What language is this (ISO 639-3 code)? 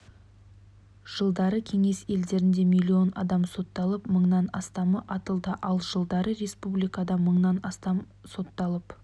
kaz